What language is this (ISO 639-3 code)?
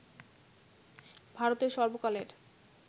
ben